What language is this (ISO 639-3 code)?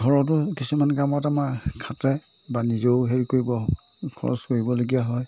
asm